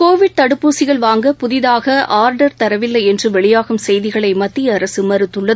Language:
Tamil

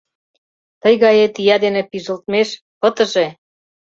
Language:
Mari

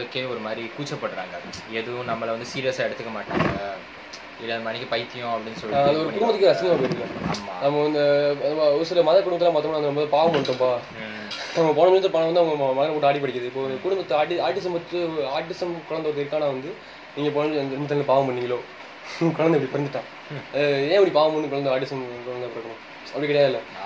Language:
Tamil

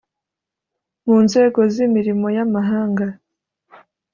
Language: Kinyarwanda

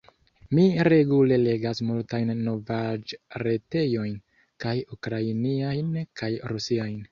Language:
Esperanto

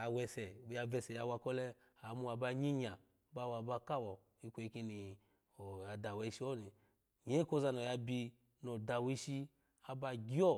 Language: Alago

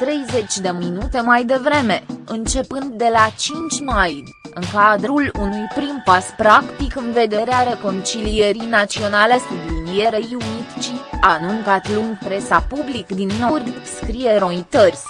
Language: Romanian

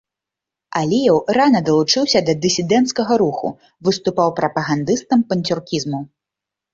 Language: Belarusian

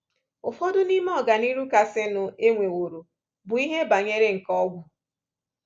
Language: Igbo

